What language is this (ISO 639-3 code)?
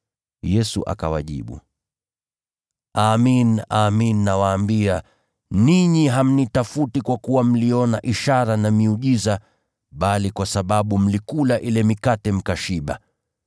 swa